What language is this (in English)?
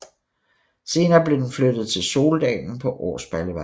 Danish